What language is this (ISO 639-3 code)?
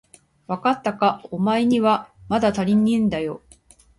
jpn